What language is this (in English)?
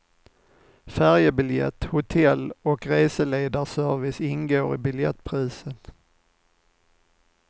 Swedish